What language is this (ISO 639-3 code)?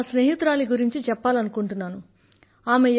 tel